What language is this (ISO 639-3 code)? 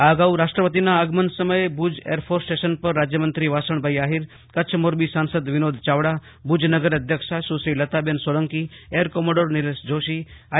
guj